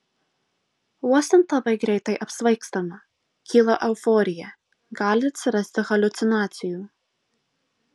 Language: Lithuanian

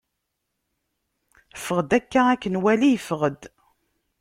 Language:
Kabyle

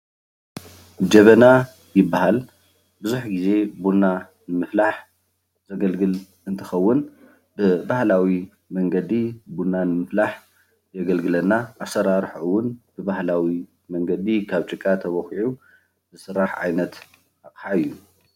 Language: Tigrinya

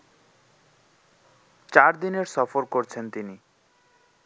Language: Bangla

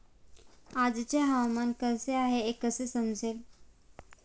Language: Marathi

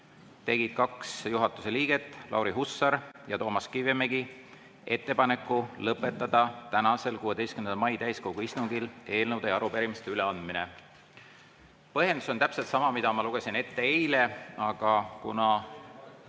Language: Estonian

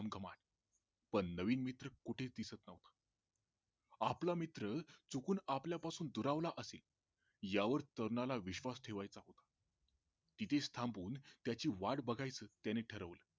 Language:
Marathi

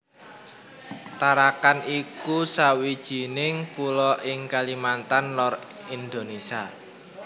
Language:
Javanese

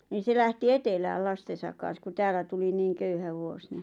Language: Finnish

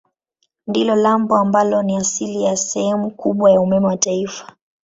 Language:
Swahili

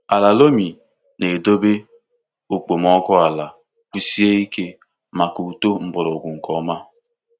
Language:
Igbo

